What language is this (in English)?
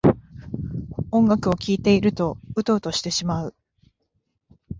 Japanese